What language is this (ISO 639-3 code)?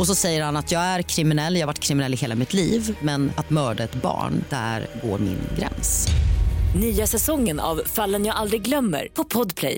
swe